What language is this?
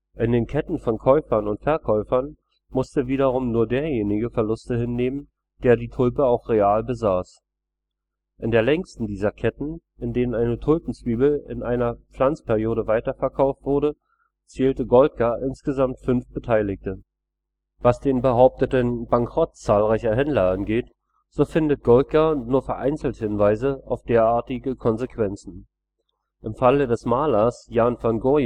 German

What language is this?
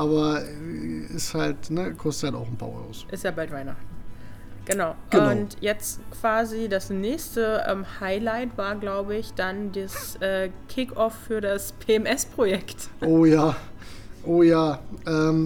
German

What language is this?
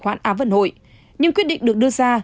Vietnamese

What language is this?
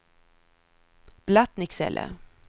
Swedish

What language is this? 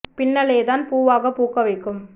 Tamil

